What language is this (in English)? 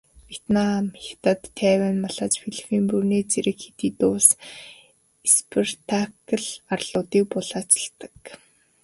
Mongolian